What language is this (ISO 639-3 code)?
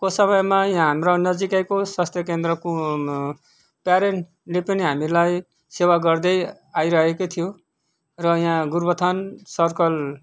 nep